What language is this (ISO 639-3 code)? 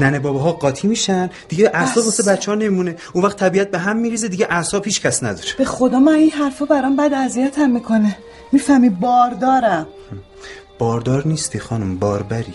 fas